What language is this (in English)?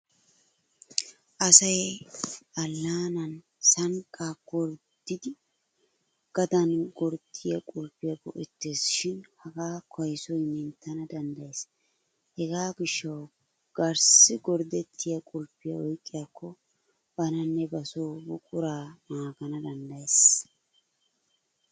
Wolaytta